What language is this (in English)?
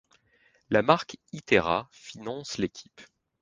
French